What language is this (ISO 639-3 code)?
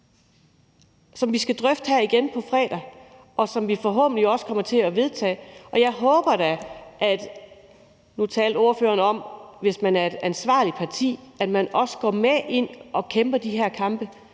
dan